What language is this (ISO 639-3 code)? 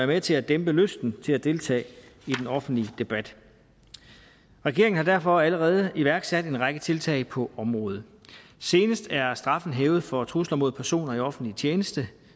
dan